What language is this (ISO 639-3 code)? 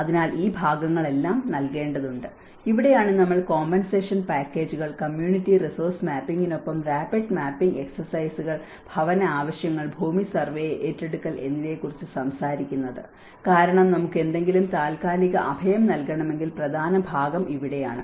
mal